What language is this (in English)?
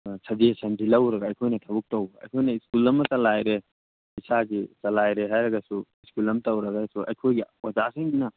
Manipuri